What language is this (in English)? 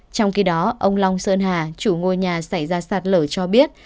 Vietnamese